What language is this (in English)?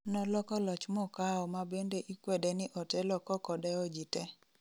Luo (Kenya and Tanzania)